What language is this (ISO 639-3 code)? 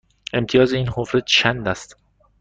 fas